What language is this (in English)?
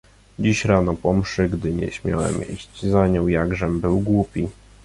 Polish